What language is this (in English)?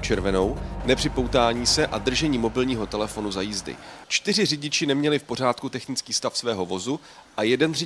Czech